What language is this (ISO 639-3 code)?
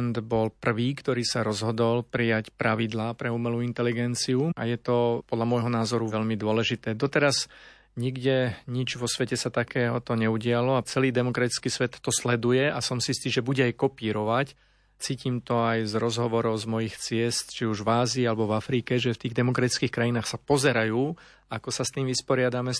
slk